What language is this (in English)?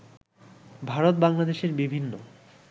Bangla